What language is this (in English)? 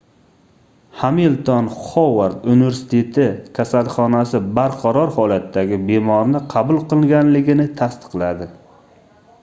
Uzbek